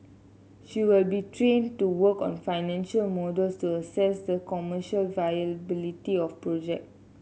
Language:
English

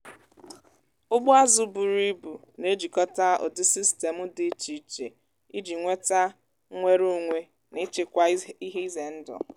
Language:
Igbo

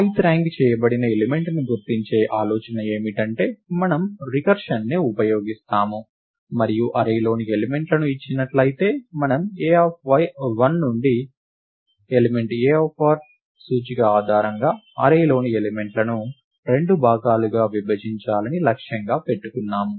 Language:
Telugu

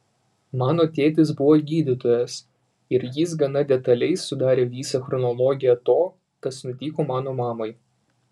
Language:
Lithuanian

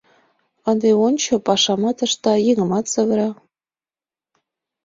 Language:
Mari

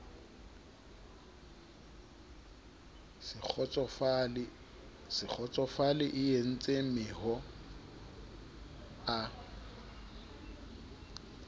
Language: Southern Sotho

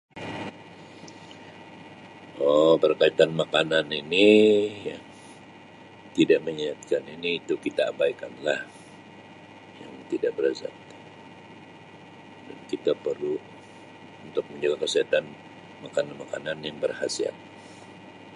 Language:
Sabah Malay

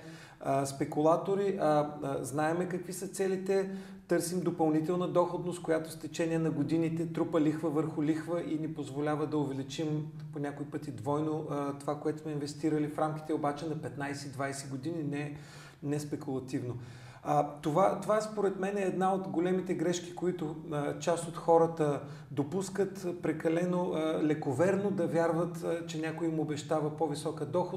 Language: Bulgarian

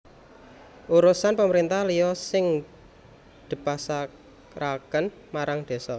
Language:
Javanese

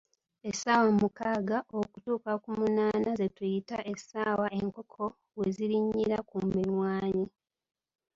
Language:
Ganda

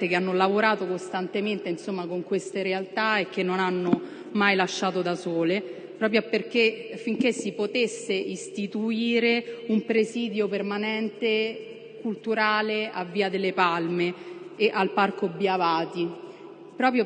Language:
Italian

